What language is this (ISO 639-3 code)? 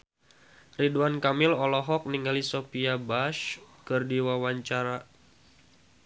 sun